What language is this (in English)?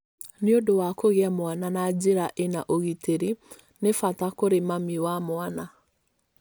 Kikuyu